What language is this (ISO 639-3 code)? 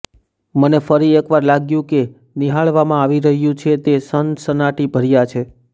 guj